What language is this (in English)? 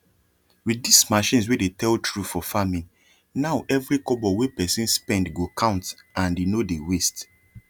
Nigerian Pidgin